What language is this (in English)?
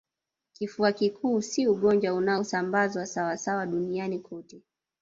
Swahili